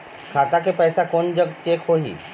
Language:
Chhattisgarhi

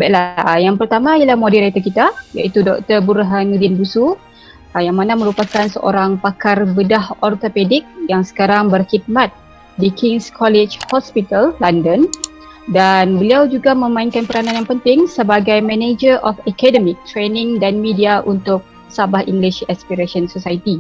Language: Malay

